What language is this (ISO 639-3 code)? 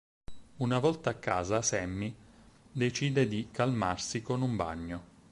ita